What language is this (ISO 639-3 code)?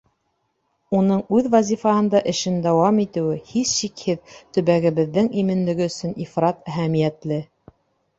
bak